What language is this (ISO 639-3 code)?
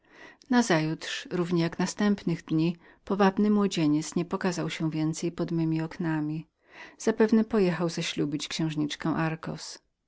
pol